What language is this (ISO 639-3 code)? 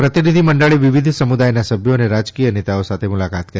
guj